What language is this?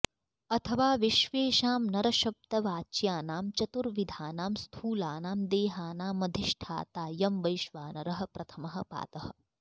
Sanskrit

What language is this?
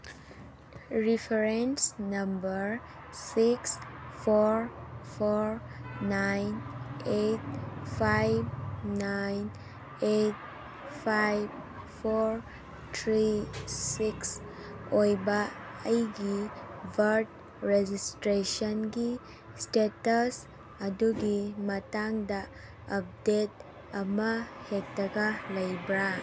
Manipuri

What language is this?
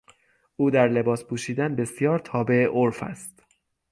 Persian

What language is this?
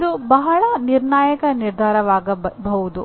Kannada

